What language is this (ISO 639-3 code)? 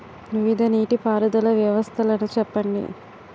tel